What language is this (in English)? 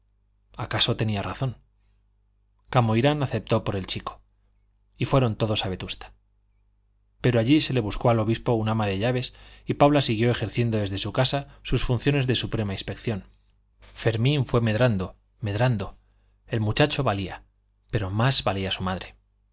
Spanish